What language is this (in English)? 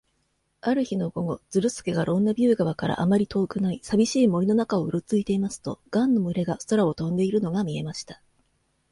Japanese